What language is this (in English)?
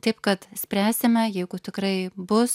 Lithuanian